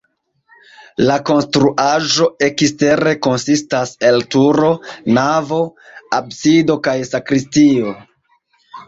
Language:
Esperanto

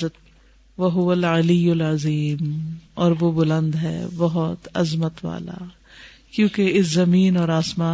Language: Urdu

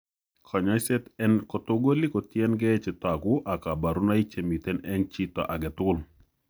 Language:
Kalenjin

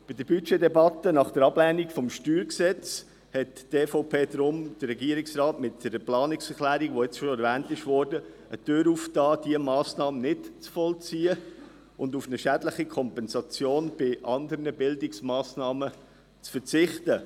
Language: Swiss German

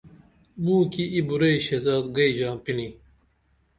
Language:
Dameli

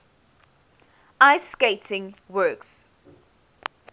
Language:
English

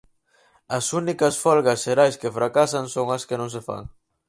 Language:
Galician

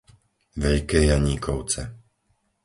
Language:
Slovak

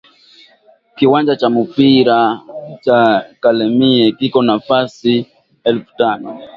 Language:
Swahili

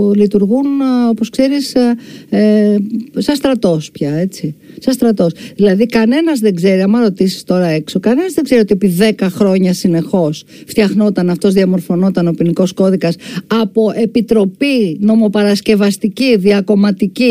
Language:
Greek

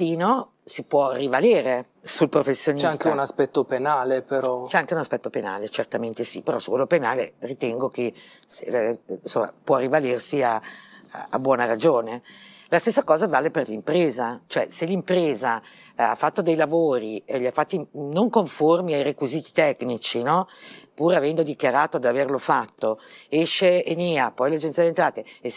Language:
Italian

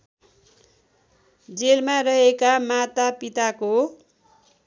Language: Nepali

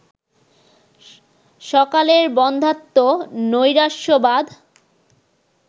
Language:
Bangla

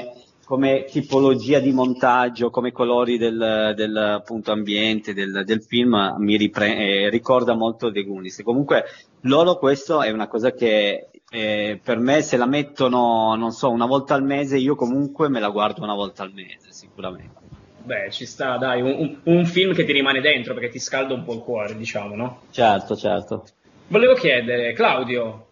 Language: Italian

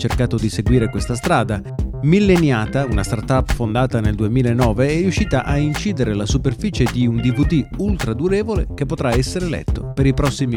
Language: Italian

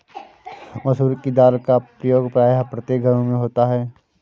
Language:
Hindi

